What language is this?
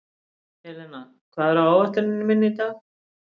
Icelandic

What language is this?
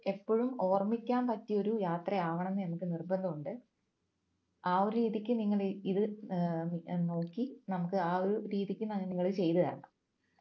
Malayalam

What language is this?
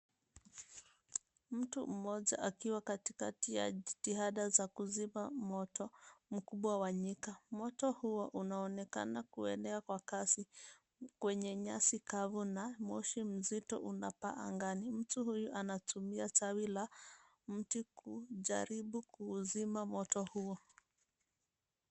Swahili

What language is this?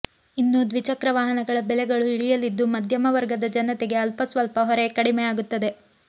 Kannada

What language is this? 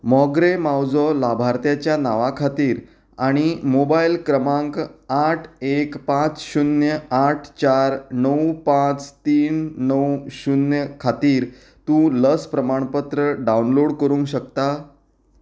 Konkani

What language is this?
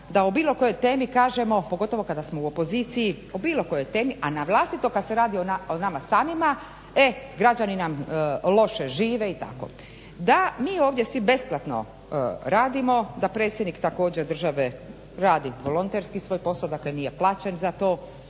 Croatian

